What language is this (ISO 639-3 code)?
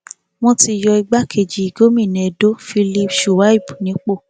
yor